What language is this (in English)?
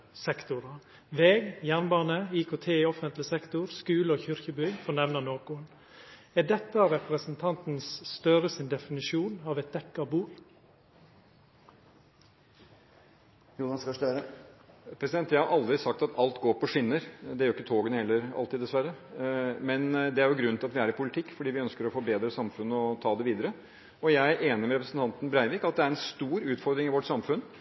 Norwegian